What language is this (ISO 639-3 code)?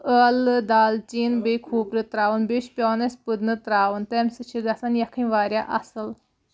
kas